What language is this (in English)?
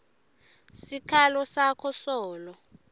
Swati